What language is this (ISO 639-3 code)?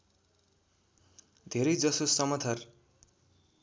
nep